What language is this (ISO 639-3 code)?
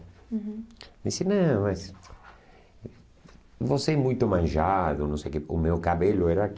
por